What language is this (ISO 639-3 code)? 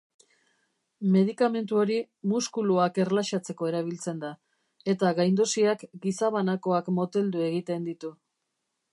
eus